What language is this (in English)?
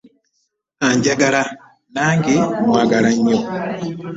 Ganda